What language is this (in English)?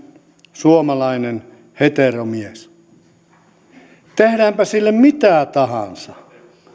Finnish